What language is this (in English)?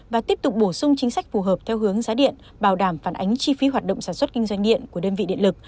Vietnamese